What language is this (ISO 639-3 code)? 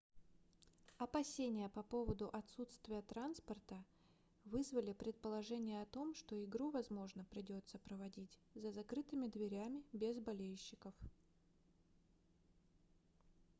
rus